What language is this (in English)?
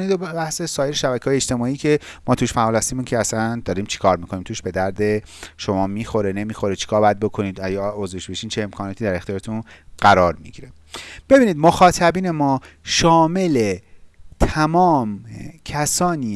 Persian